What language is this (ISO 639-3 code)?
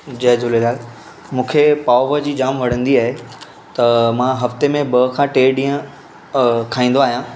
snd